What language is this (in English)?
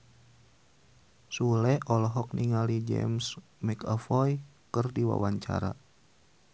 Sundanese